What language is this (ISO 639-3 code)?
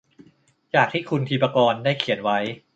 tha